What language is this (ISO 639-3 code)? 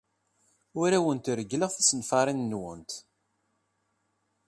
kab